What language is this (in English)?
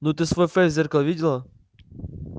Russian